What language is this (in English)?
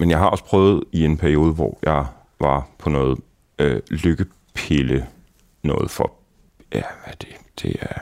Danish